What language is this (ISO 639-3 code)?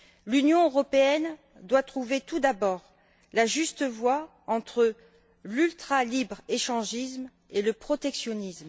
fra